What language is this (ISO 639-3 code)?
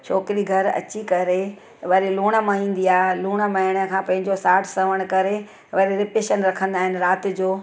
snd